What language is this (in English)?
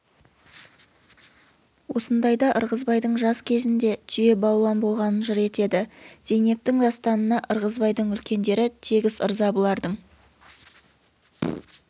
Kazakh